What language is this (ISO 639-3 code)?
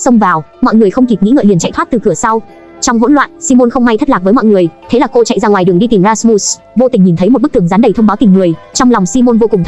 vie